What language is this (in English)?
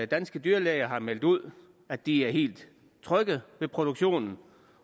Danish